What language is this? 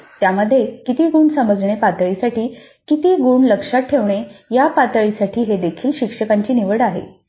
Marathi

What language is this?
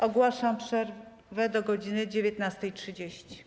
Polish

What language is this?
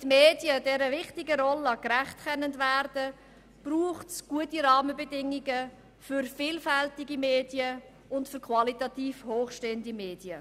Swiss German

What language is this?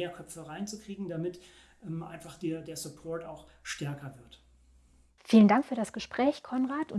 German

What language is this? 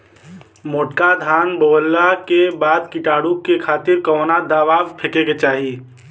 Bhojpuri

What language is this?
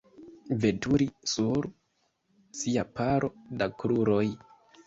Esperanto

